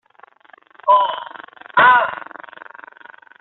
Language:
Cantonese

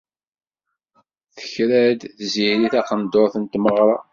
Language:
Kabyle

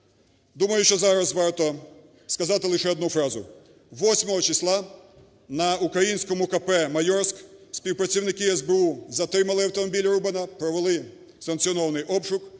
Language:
Ukrainian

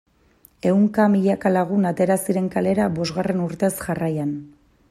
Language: Basque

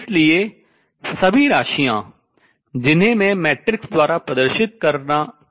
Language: Hindi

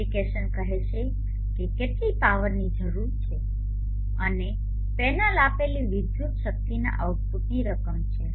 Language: Gujarati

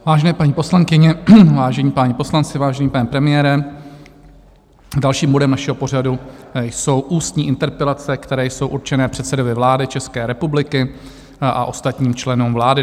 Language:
Czech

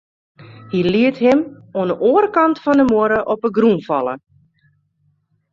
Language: Western Frisian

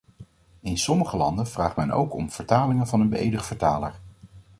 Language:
Dutch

